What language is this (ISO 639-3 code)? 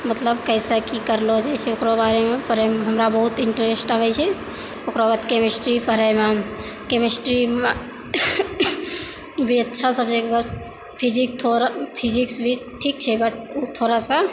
mai